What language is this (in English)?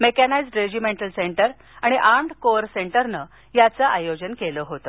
Marathi